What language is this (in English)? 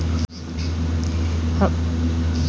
Bhojpuri